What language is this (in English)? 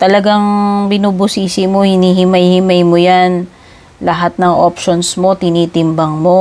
Filipino